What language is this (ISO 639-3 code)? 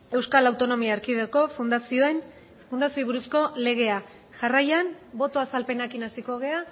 eus